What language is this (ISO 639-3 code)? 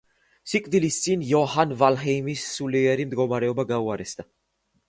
kat